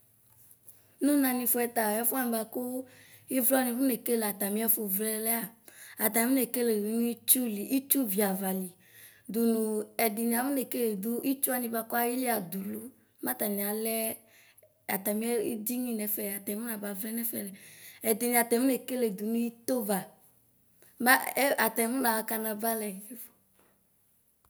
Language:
Ikposo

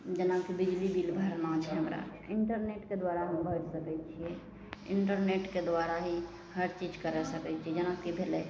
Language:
Maithili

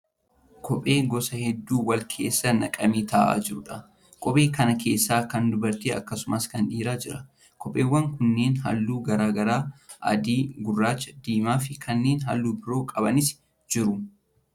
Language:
Oromo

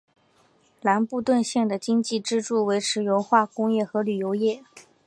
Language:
Chinese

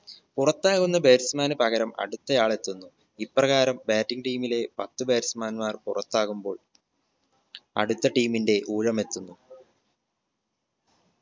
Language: Malayalam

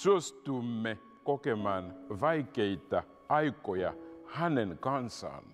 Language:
Finnish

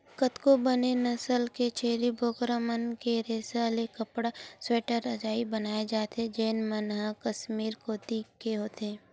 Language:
Chhattisgarhi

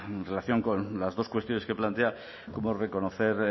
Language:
Spanish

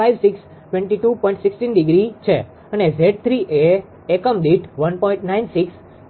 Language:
Gujarati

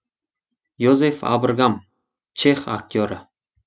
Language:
Kazakh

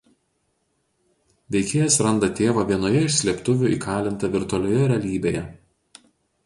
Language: Lithuanian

